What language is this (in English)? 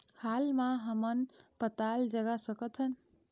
Chhattisgarhi